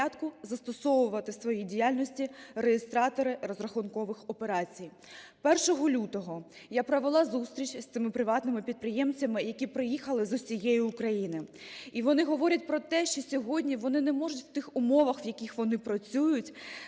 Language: Ukrainian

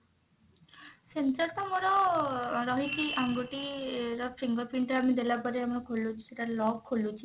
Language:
Odia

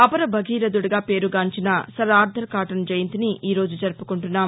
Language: Telugu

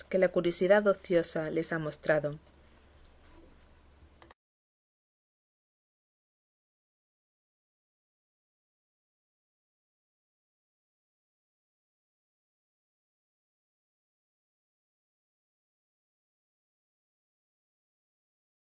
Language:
Spanish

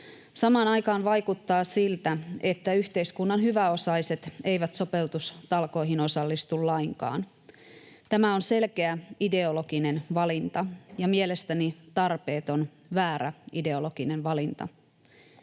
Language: Finnish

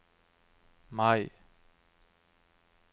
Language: Norwegian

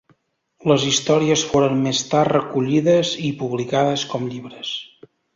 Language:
Catalan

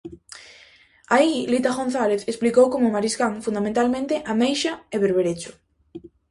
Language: Galician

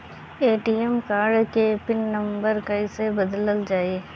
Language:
Bhojpuri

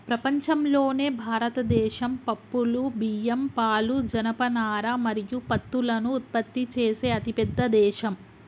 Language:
Telugu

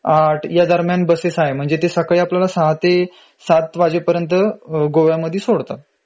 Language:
Marathi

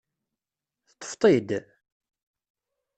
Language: Kabyle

